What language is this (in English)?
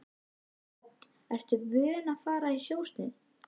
Icelandic